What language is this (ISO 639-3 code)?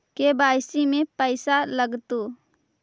mag